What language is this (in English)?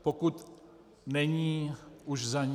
Czech